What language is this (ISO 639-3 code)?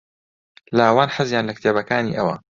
ckb